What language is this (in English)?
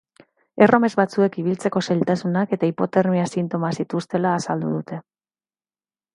Basque